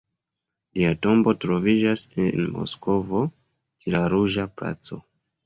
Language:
Esperanto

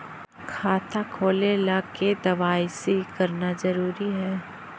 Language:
Magahi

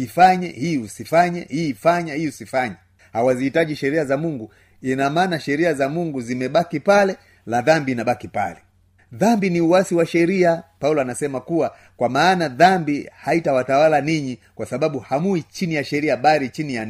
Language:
Swahili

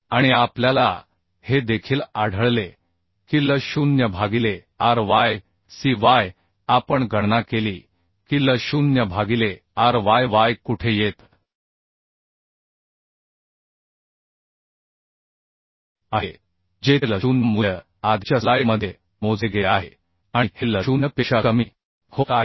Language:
Marathi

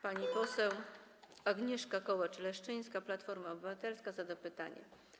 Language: Polish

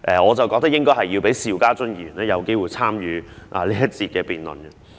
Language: Cantonese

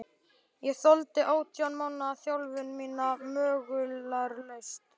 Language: Icelandic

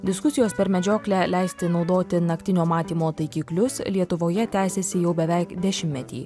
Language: Lithuanian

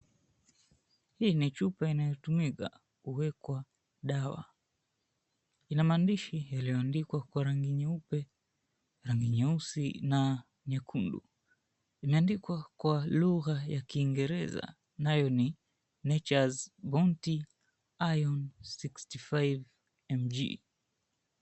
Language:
Swahili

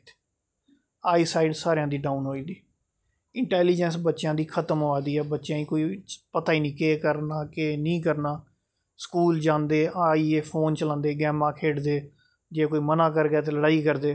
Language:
Dogri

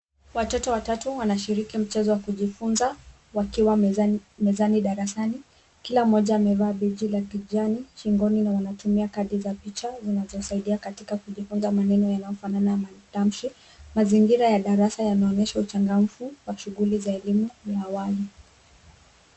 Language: Swahili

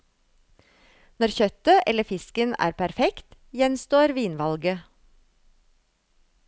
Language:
Norwegian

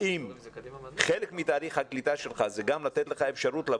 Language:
Hebrew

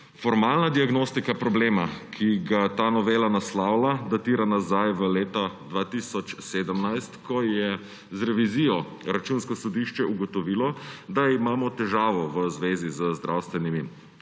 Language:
Slovenian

